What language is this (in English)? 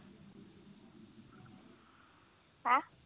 Punjabi